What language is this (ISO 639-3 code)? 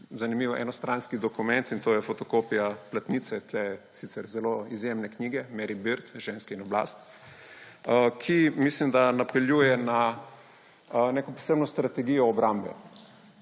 slv